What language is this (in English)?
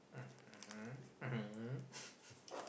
English